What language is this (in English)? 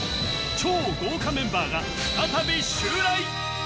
Japanese